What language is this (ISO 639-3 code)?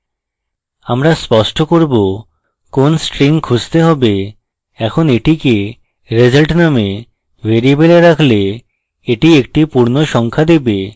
ben